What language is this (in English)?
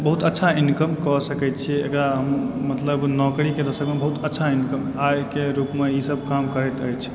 Maithili